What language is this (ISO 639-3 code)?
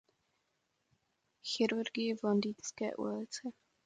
ces